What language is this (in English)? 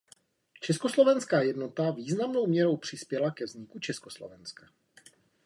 Czech